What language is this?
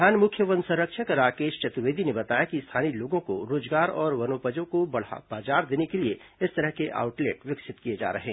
Hindi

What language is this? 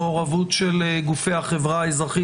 Hebrew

